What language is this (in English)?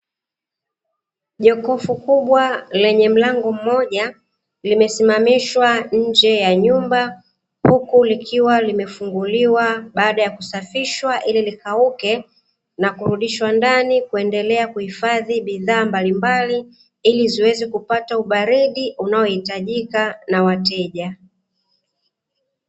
Swahili